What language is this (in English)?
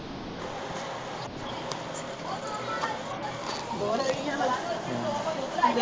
Punjabi